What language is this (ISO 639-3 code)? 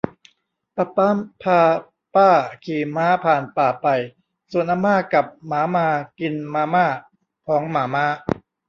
tha